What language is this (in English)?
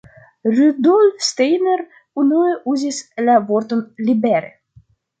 Esperanto